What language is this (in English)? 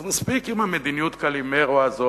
Hebrew